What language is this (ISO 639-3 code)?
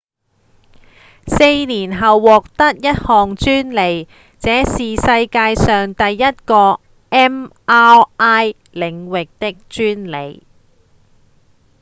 yue